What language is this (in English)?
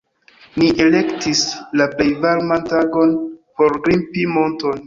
Esperanto